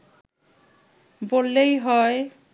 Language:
Bangla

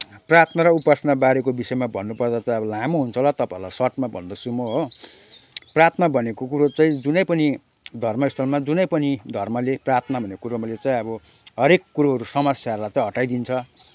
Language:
Nepali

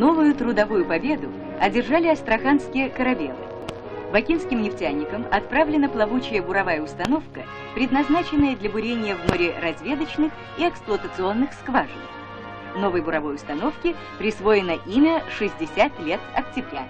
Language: Russian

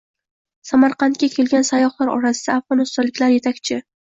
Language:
Uzbek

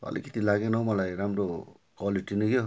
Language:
Nepali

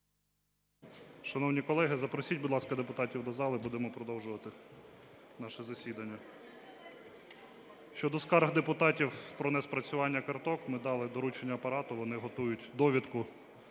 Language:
Ukrainian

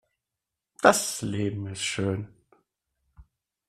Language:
German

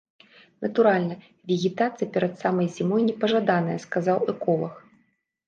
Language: Belarusian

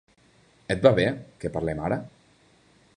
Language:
Catalan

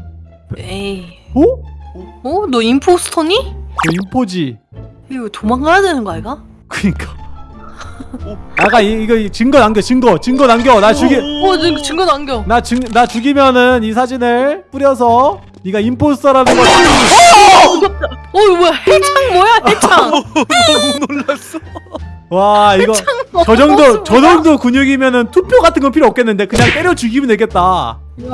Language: Korean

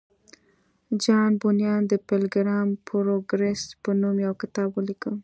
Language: Pashto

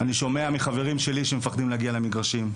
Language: Hebrew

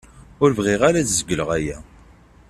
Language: Kabyle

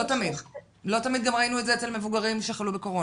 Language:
Hebrew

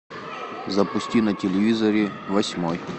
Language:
Russian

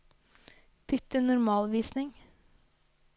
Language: Norwegian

